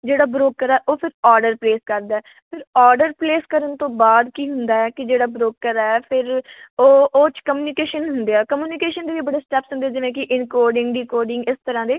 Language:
Punjabi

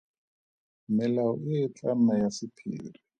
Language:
Tswana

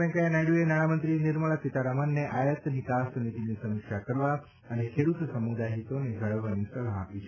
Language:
Gujarati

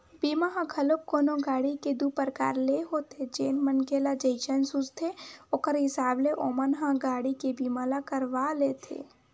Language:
Chhattisgarhi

